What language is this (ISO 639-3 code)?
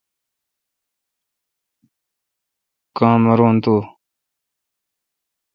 xka